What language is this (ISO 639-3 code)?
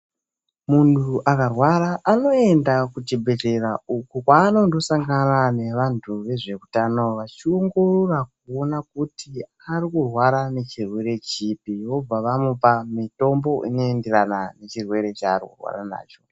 ndc